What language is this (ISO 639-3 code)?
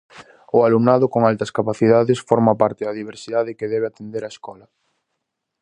glg